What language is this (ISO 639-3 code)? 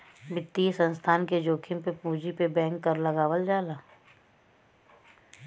bho